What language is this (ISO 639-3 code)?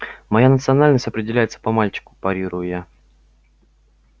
rus